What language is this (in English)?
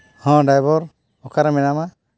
Santali